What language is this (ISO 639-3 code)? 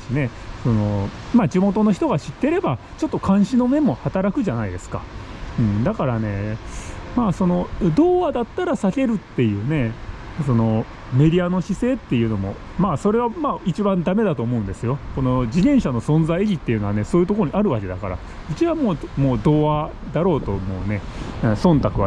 jpn